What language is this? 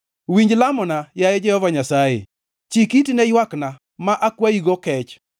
Luo (Kenya and Tanzania)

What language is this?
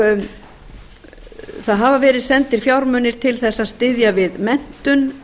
Icelandic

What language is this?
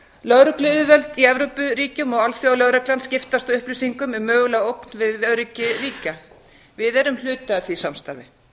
Icelandic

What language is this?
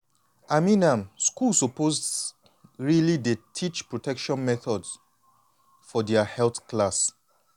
Nigerian Pidgin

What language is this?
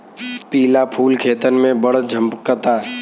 Bhojpuri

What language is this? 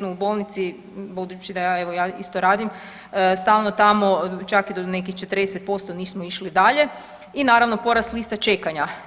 Croatian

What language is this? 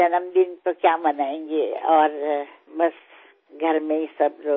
Hindi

